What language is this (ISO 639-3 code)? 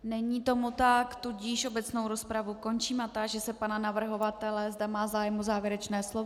ces